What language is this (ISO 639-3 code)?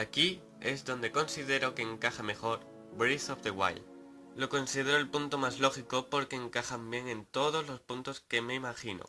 spa